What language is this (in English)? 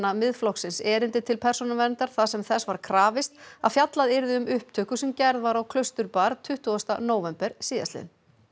Icelandic